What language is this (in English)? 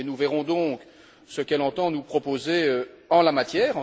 French